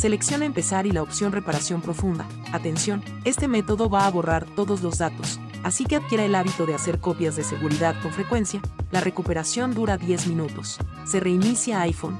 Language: Spanish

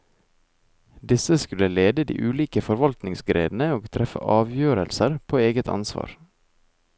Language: Norwegian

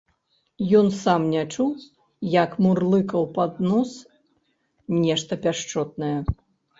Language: Belarusian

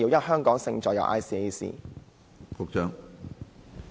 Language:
Cantonese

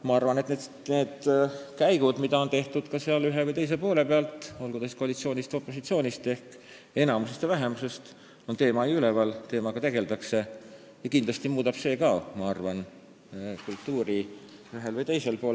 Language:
Estonian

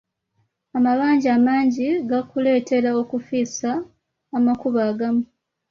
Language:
Ganda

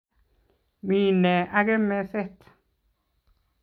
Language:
Kalenjin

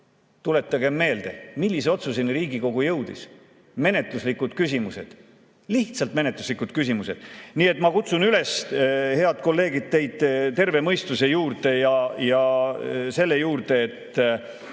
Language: Estonian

